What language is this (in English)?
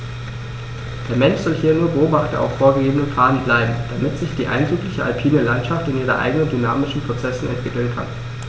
German